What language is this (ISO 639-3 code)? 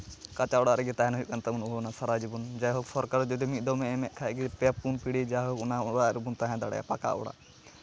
sat